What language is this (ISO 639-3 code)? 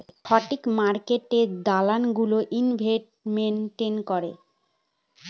ben